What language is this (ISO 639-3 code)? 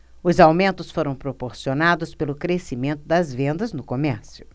por